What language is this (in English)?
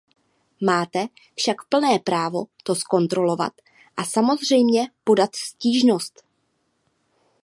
Czech